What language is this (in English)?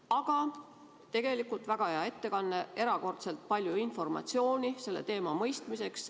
Estonian